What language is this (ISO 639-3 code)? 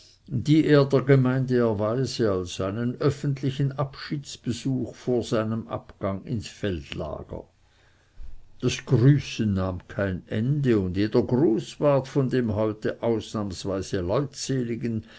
deu